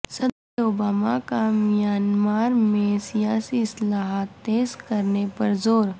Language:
Urdu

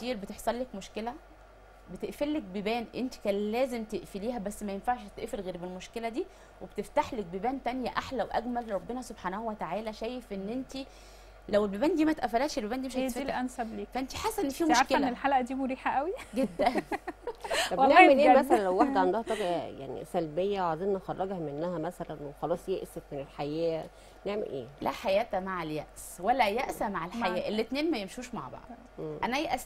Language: Arabic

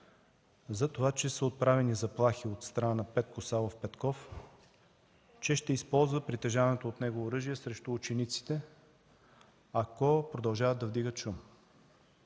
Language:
Bulgarian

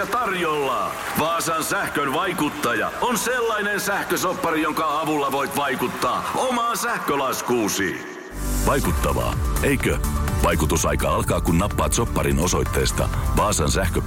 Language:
Finnish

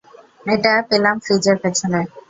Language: Bangla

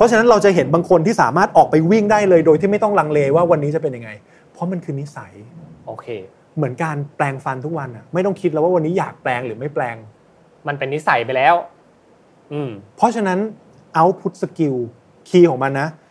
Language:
Thai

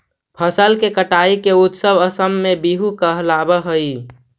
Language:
Magahi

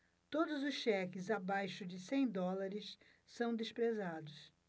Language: Portuguese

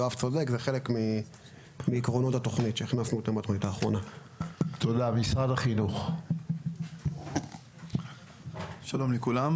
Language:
Hebrew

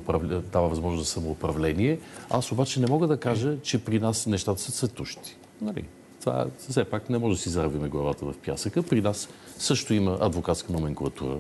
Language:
Bulgarian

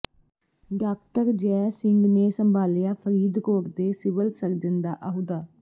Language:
Punjabi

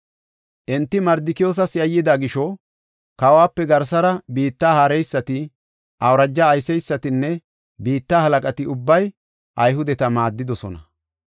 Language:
Gofa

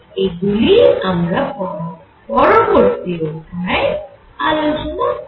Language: Bangla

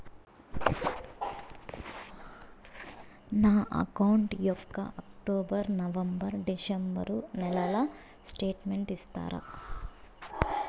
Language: Telugu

